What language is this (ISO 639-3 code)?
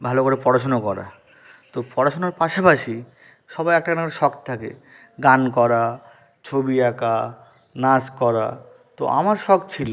ben